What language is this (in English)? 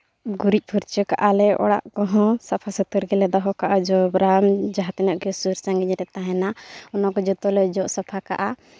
Santali